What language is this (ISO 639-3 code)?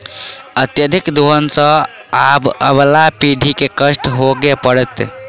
mai